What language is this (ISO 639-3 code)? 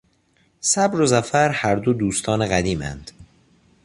fas